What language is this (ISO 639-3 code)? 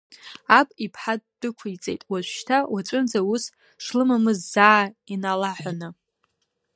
abk